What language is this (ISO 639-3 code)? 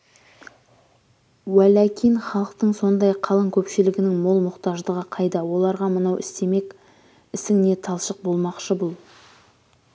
kaz